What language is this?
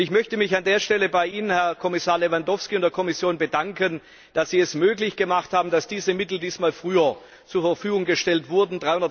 German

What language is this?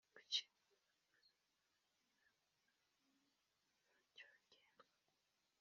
Kinyarwanda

